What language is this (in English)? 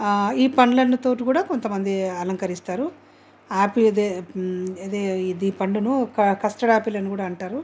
Telugu